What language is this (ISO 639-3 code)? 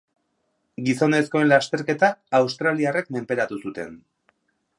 eus